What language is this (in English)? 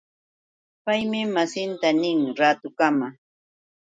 Yauyos Quechua